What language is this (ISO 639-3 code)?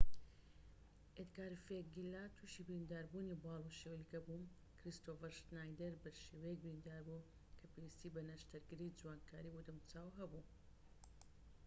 ckb